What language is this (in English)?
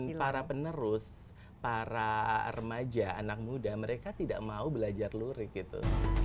Indonesian